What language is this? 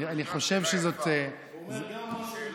Hebrew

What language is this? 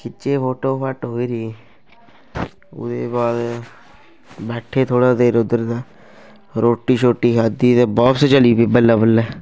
Dogri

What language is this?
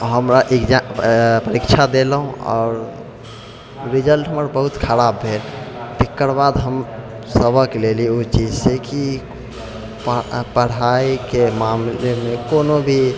Maithili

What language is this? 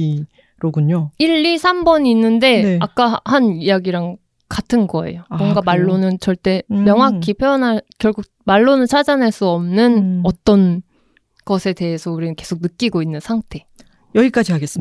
Korean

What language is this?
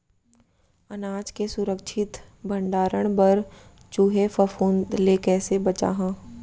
Chhattisgarhi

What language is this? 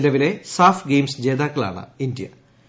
Malayalam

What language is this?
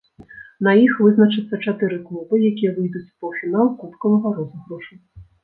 Belarusian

